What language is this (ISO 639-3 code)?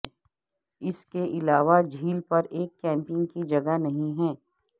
urd